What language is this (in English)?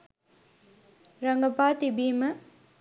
Sinhala